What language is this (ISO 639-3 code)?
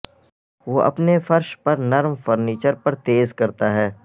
urd